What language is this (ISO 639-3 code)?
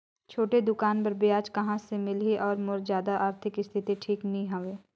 hne